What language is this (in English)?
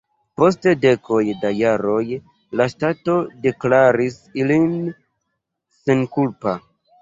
Esperanto